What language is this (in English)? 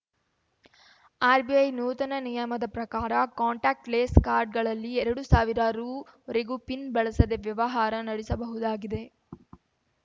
Kannada